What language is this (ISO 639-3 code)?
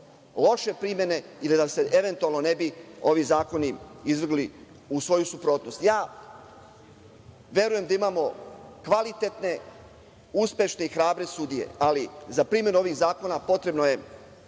srp